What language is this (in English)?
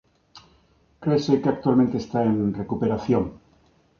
Galician